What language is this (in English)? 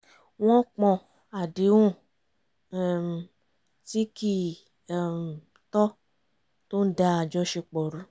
Yoruba